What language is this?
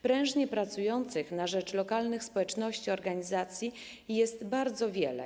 Polish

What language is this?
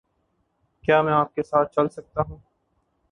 Urdu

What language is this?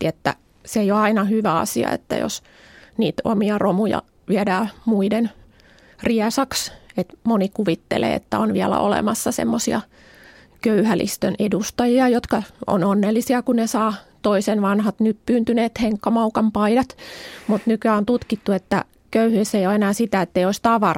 Finnish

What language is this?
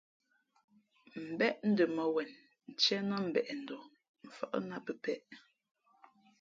Fe'fe'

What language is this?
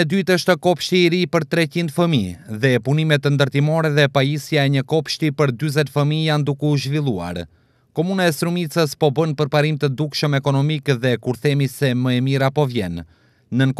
Romanian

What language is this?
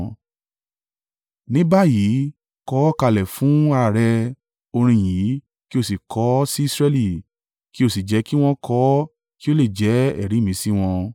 Yoruba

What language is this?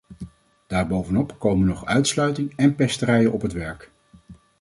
Dutch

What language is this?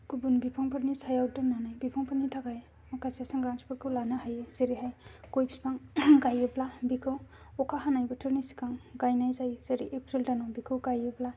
Bodo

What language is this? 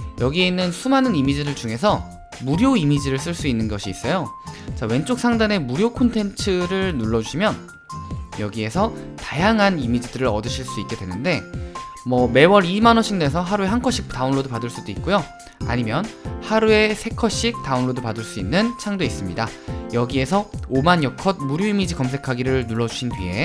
Korean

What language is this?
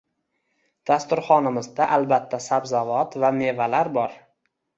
Uzbek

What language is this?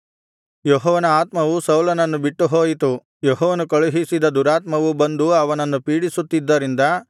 Kannada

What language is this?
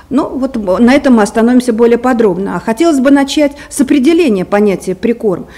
Russian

